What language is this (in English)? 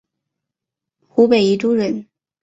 Chinese